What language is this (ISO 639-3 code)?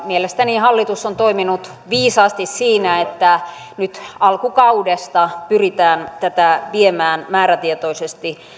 fin